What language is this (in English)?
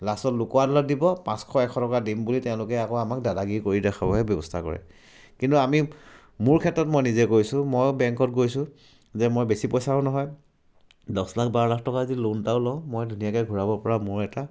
Assamese